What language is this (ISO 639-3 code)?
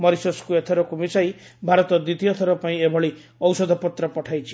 ori